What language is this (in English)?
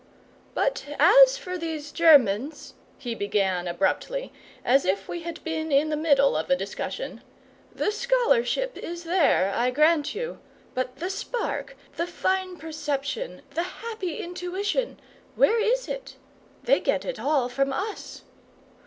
English